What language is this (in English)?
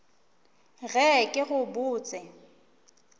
Northern Sotho